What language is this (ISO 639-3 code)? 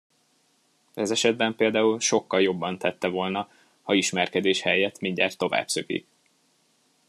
hun